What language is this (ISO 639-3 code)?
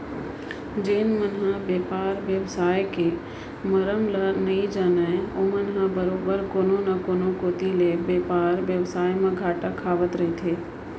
hne